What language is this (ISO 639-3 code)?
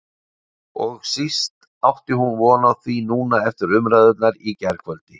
isl